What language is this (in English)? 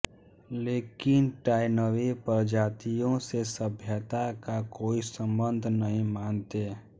Hindi